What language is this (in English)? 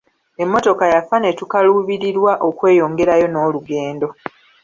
Ganda